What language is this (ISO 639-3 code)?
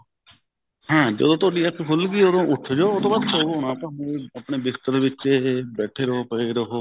pan